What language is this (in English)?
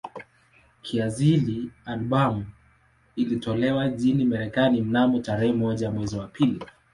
Swahili